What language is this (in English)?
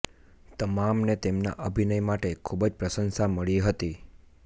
Gujarati